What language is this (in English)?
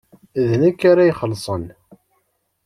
Kabyle